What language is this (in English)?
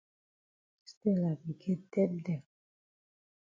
Cameroon Pidgin